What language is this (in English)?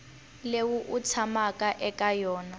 Tsonga